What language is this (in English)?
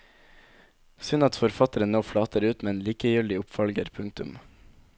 Norwegian